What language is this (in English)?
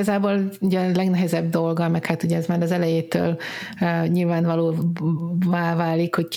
Hungarian